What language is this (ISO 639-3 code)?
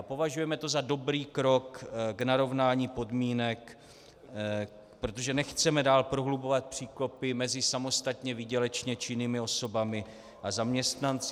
ces